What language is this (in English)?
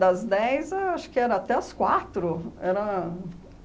Portuguese